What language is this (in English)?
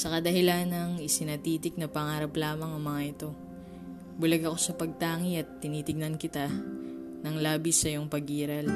Filipino